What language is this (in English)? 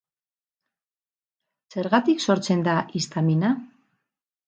Basque